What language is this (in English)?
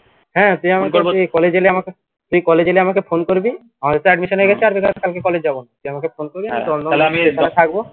Bangla